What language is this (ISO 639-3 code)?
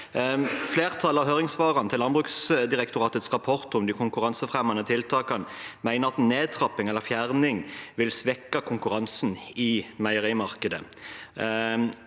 nor